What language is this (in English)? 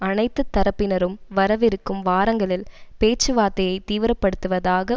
Tamil